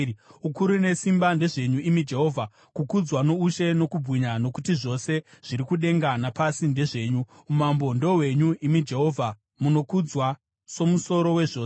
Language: Shona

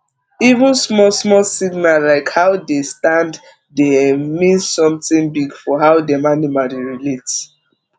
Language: Nigerian Pidgin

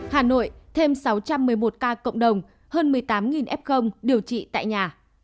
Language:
Vietnamese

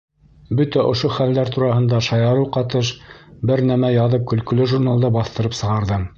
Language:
Bashkir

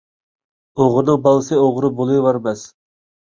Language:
Uyghur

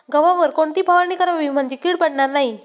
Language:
Marathi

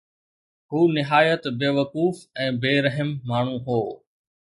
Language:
Sindhi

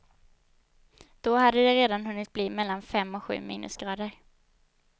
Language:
Swedish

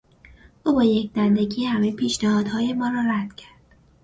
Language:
Persian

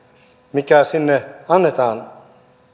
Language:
Finnish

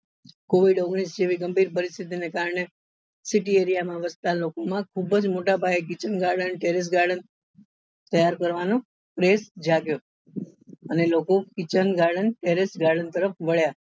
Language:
Gujarati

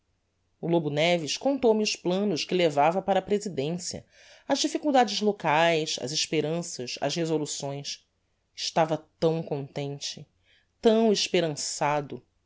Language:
Portuguese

